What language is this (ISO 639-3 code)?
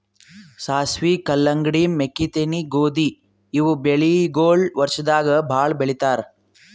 kan